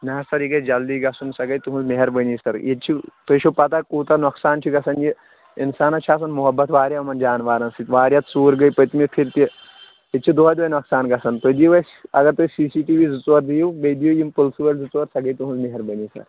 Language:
Kashmiri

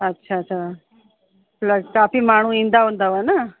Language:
Sindhi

